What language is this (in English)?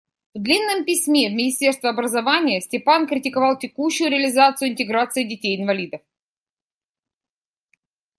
Russian